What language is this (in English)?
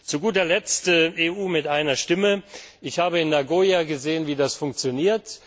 German